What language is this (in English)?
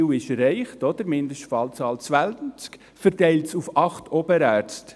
Swiss German